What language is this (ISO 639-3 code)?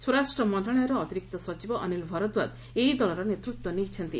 ori